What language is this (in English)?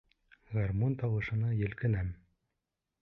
Bashkir